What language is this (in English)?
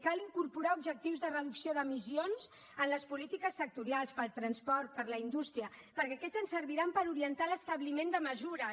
Catalan